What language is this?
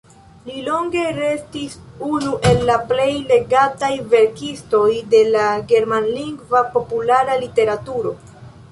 Esperanto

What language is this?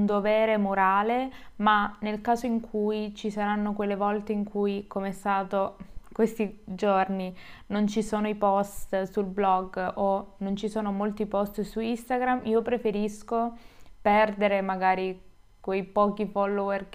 Italian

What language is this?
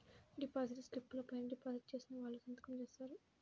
Telugu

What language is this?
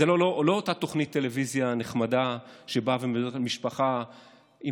Hebrew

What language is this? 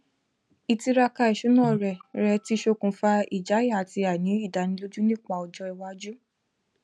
Yoruba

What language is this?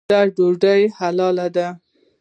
Pashto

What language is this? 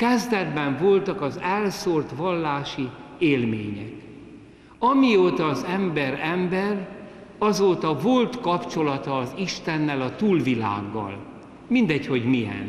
Hungarian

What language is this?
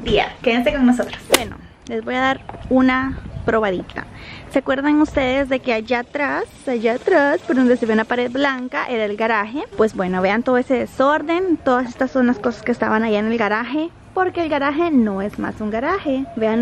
Spanish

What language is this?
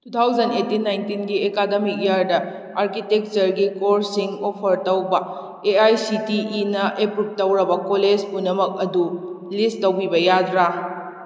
Manipuri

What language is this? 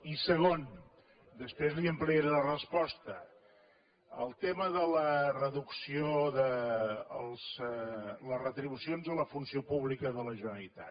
Catalan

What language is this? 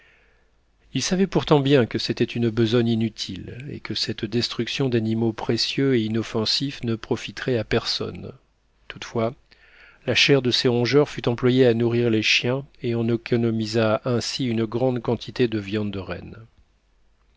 French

